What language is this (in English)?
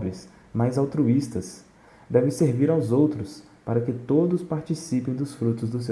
Portuguese